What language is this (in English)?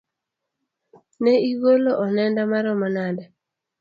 Luo (Kenya and Tanzania)